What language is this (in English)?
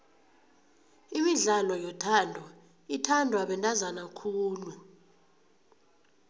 South Ndebele